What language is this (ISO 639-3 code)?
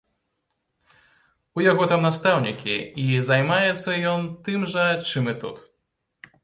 bel